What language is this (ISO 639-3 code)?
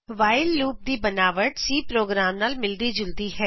pan